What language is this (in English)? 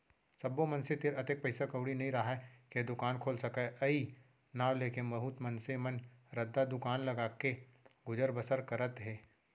Chhattisgarhi